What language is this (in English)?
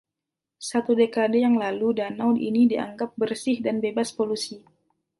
Indonesian